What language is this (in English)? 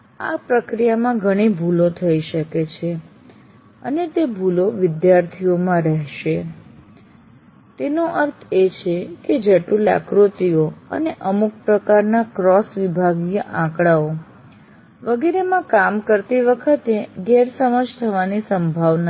Gujarati